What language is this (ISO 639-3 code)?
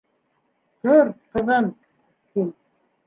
bak